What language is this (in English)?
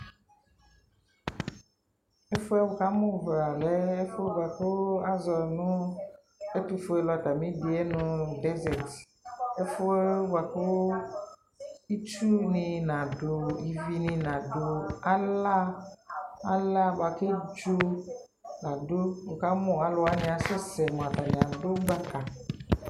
Ikposo